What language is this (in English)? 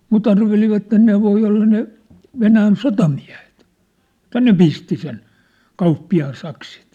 Finnish